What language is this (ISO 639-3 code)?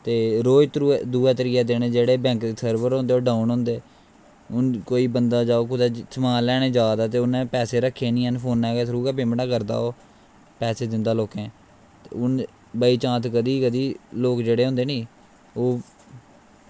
doi